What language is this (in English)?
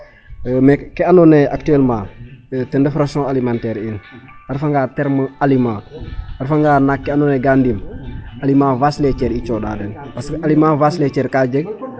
Serer